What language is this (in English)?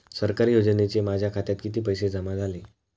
Marathi